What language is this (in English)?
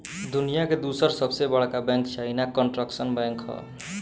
Bhojpuri